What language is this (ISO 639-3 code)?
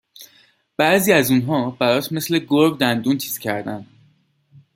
fas